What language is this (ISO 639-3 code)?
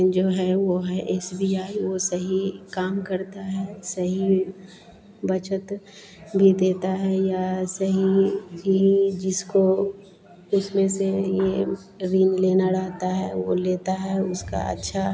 hin